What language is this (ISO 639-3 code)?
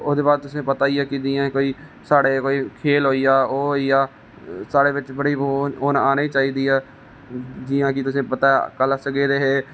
doi